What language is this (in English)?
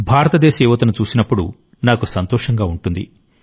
Telugu